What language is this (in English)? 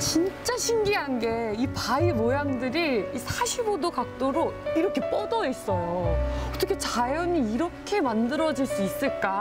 Korean